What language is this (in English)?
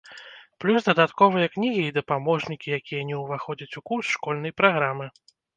Belarusian